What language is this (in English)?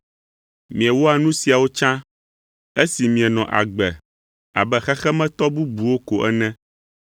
Ewe